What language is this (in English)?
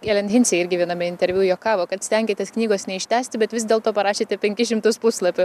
Lithuanian